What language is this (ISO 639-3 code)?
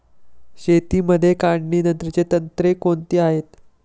mar